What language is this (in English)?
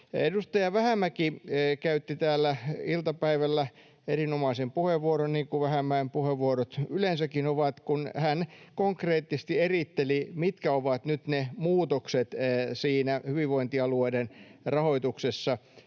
Finnish